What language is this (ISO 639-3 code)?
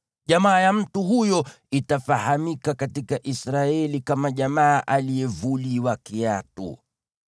swa